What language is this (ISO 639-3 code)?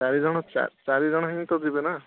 ori